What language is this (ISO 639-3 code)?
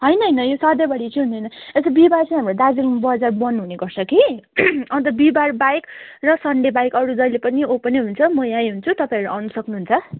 nep